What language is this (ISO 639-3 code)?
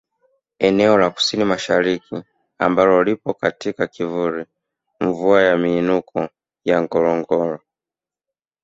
swa